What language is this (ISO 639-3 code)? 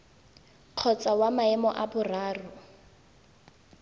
tsn